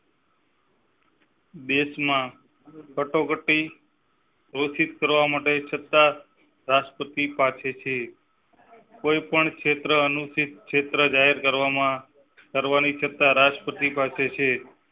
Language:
Gujarati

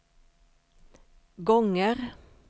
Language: Swedish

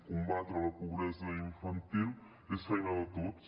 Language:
Catalan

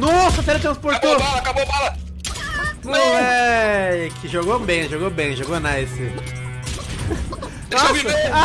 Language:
Portuguese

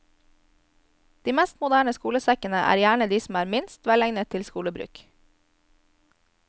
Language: Norwegian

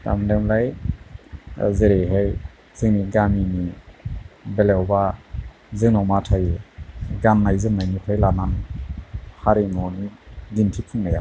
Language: Bodo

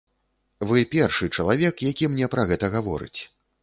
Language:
Belarusian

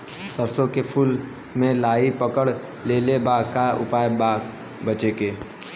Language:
Bhojpuri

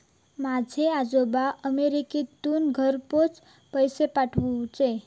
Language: Marathi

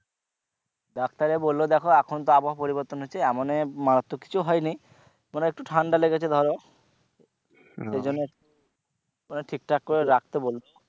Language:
Bangla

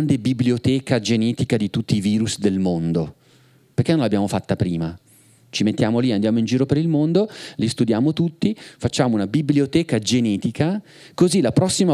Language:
Italian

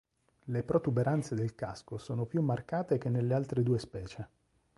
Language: Italian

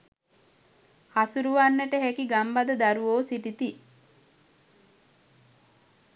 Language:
Sinhala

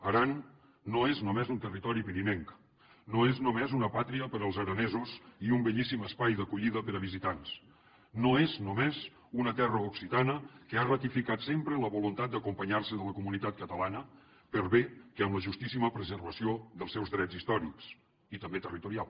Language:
Catalan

